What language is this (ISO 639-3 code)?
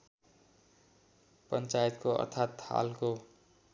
nep